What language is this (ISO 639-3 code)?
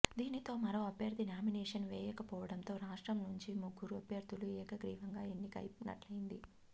tel